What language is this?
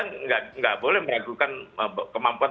Indonesian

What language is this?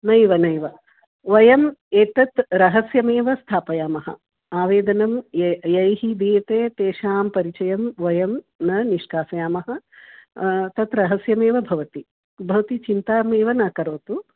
Sanskrit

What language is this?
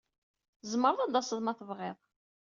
Kabyle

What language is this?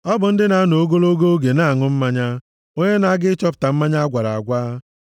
Igbo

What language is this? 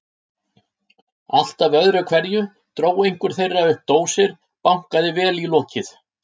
Icelandic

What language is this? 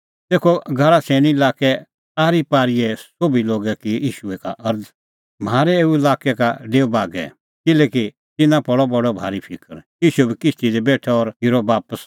Kullu Pahari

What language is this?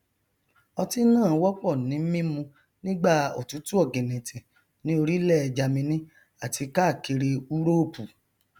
Yoruba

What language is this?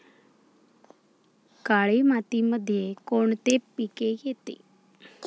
Marathi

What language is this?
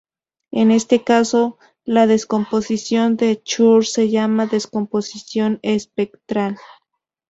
Spanish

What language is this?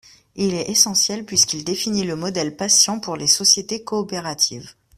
French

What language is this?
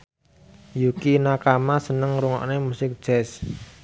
Javanese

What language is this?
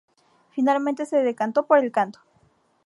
Spanish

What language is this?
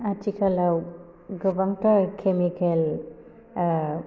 Bodo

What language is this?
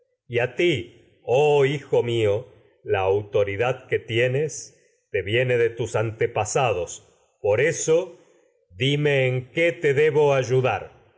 Spanish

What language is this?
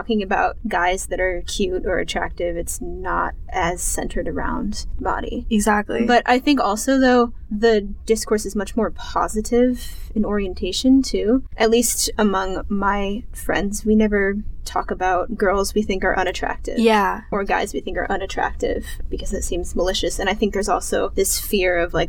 English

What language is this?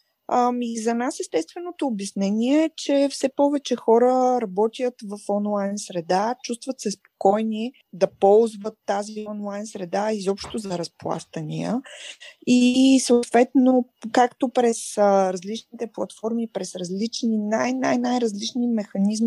Bulgarian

